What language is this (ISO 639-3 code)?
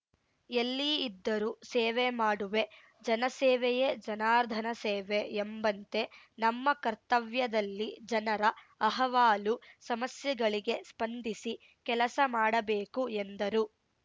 kan